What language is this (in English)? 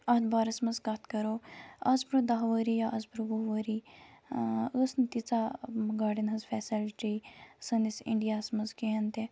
Kashmiri